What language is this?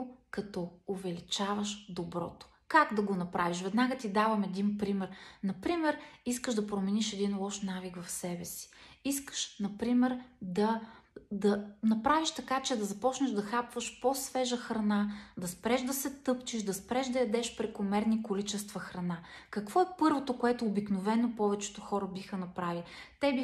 Bulgarian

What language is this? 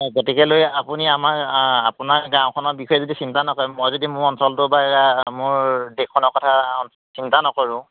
Assamese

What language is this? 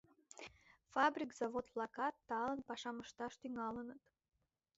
Mari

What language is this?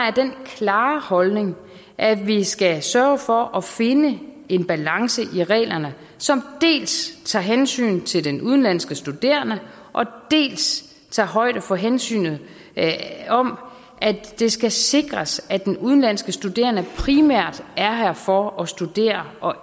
Danish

